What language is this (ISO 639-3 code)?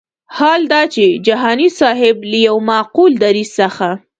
pus